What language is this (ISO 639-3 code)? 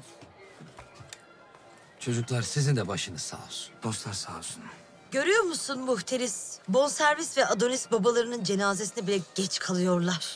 tur